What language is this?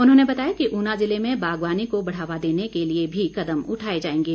Hindi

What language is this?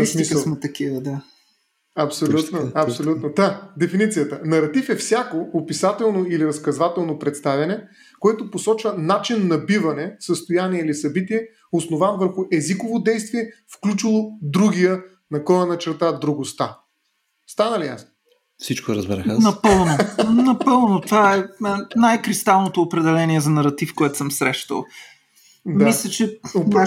Bulgarian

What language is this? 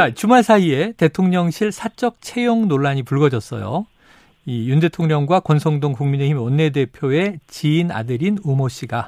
Korean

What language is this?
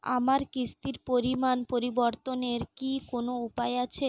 Bangla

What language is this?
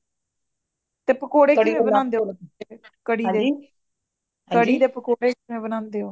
Punjabi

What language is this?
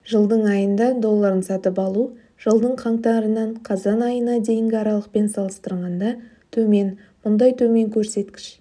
Kazakh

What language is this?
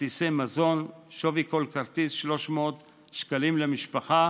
Hebrew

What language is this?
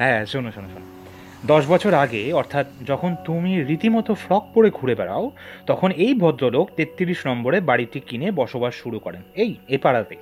Bangla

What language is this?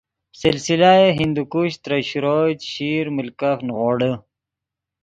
Yidgha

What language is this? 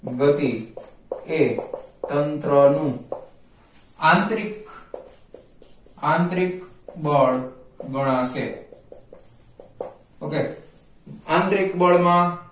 Gujarati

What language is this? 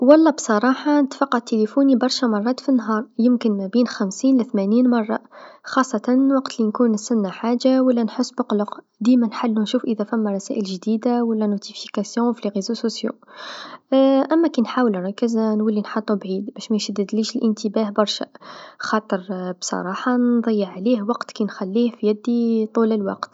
Tunisian Arabic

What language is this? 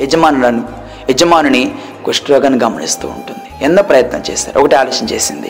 Telugu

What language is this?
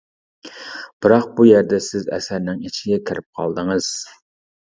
Uyghur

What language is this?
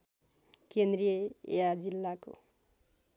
Nepali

